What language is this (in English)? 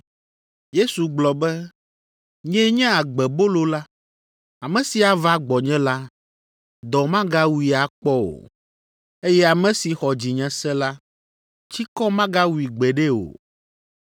Ewe